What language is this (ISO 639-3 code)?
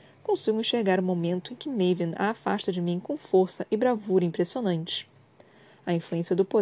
por